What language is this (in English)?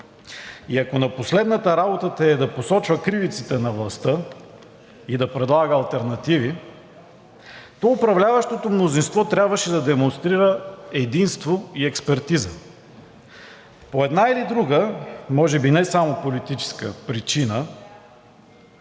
Bulgarian